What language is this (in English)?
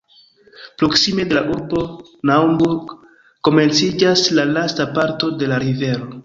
Esperanto